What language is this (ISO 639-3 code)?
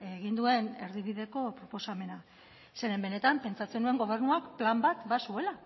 eus